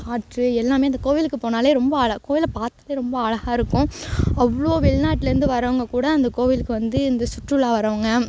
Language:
Tamil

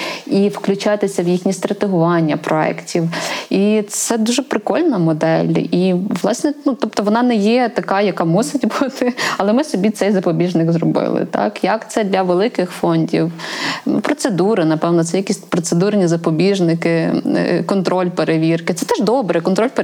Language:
Ukrainian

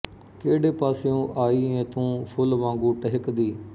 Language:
Punjabi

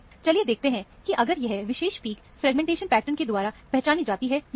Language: Hindi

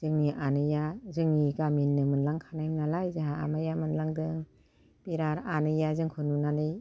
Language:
Bodo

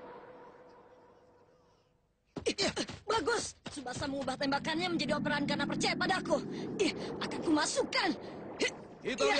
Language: Indonesian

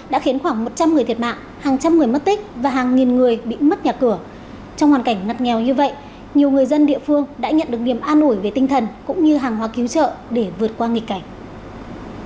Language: Vietnamese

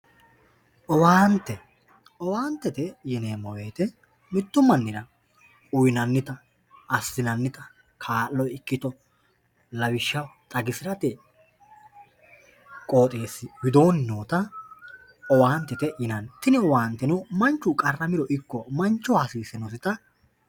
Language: Sidamo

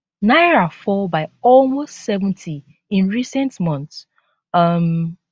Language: Nigerian Pidgin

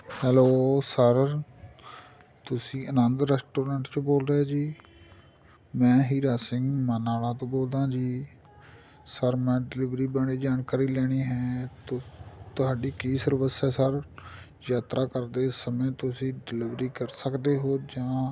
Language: Punjabi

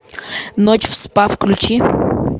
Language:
Russian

